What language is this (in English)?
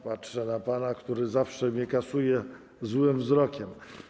Polish